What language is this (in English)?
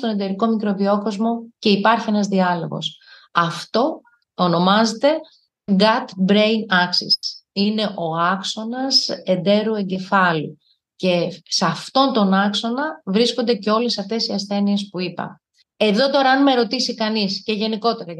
Greek